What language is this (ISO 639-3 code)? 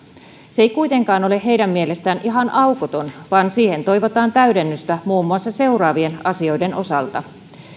fin